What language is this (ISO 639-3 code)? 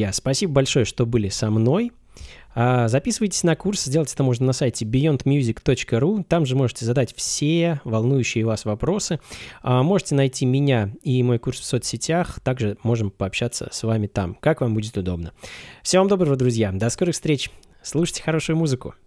rus